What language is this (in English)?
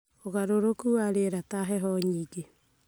Kikuyu